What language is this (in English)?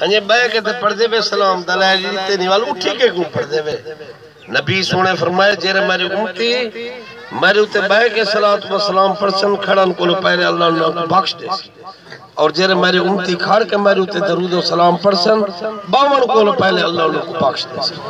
Arabic